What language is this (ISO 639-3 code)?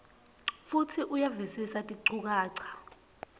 ssw